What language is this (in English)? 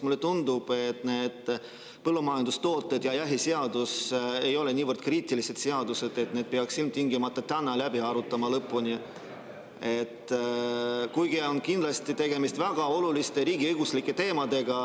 Estonian